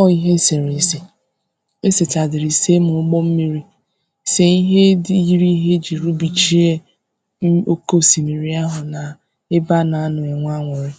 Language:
Igbo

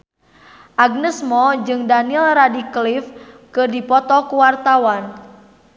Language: Sundanese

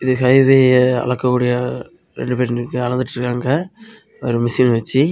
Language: Tamil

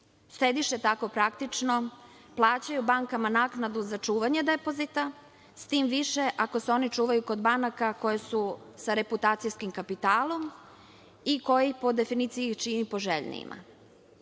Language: Serbian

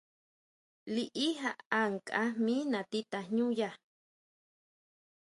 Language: Huautla Mazatec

